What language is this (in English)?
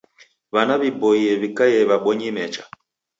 Taita